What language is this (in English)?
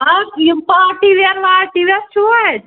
Kashmiri